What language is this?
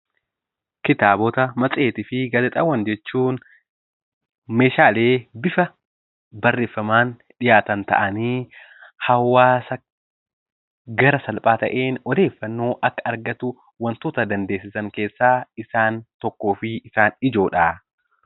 Oromo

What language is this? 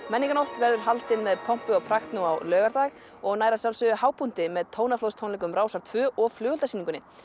Icelandic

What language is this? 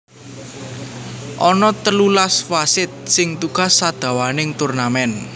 Javanese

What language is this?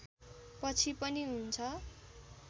Nepali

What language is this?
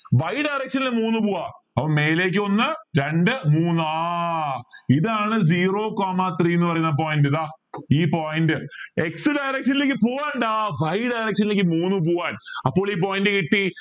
Malayalam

